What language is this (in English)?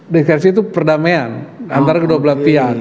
Indonesian